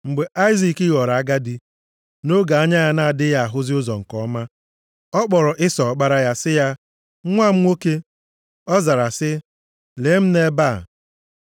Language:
Igbo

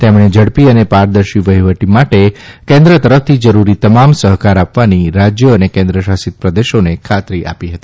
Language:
Gujarati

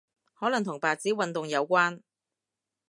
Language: Cantonese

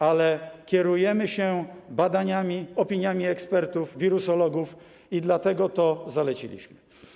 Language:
Polish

